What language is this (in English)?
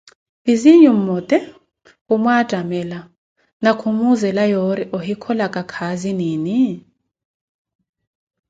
Koti